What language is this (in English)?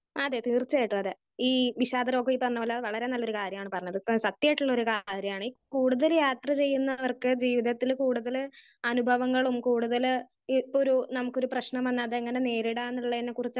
Malayalam